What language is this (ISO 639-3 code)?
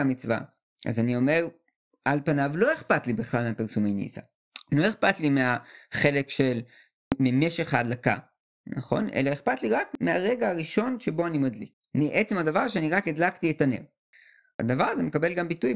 heb